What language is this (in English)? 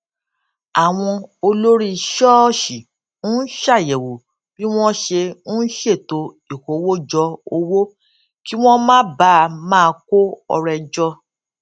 Yoruba